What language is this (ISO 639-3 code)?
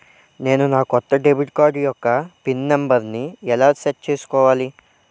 tel